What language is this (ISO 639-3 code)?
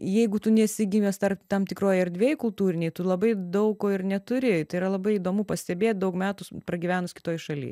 lit